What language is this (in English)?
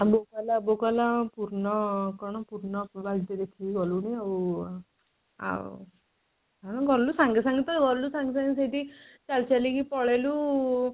Odia